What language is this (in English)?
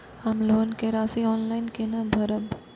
Maithili